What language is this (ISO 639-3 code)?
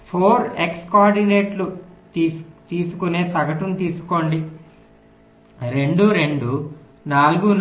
tel